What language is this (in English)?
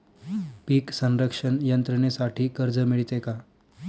Marathi